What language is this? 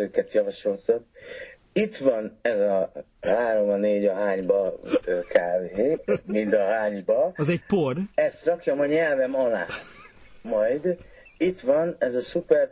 Hungarian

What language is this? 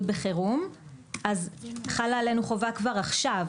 Hebrew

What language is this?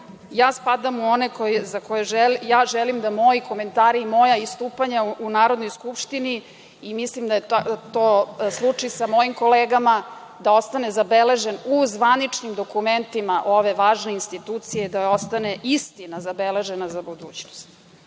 Serbian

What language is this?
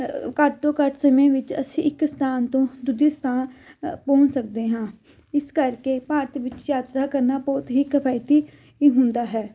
Punjabi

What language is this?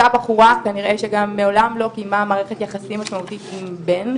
Hebrew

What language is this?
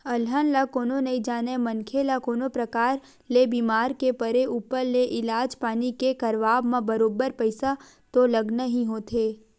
Chhattisgarhi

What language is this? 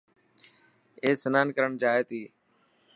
Dhatki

